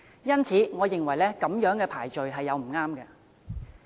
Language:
Cantonese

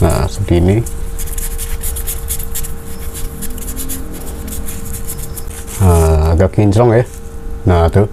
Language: Indonesian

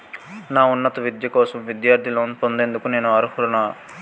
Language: Telugu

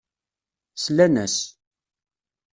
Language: Kabyle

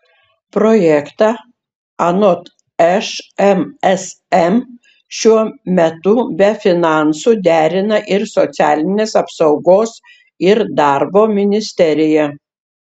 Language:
Lithuanian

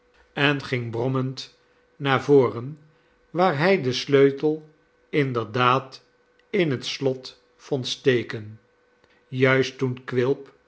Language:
Dutch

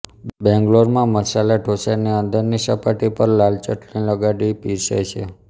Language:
Gujarati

